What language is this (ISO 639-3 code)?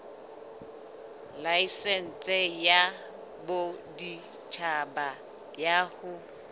sot